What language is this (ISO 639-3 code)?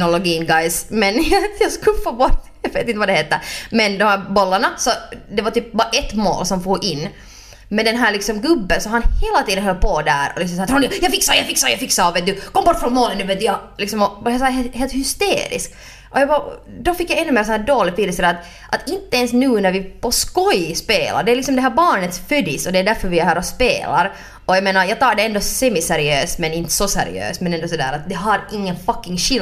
swe